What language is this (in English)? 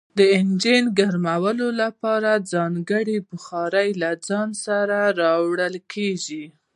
Pashto